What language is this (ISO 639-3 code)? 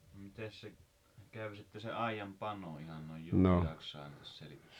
fin